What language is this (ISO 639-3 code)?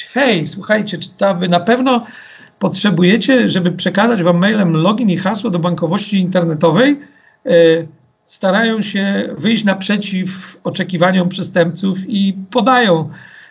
pol